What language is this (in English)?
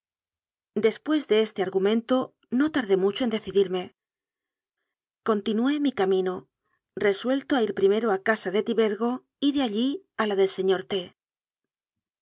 Spanish